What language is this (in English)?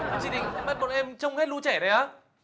Vietnamese